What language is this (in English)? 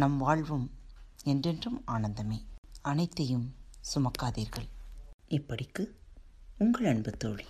Tamil